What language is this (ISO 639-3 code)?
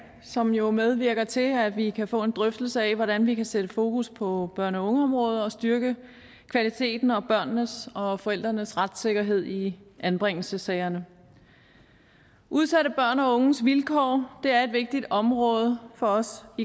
dan